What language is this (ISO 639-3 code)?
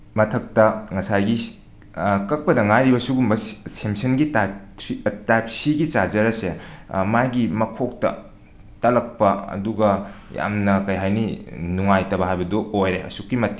mni